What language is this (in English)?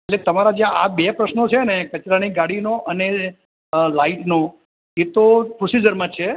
Gujarati